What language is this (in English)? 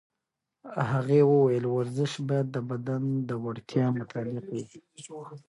Pashto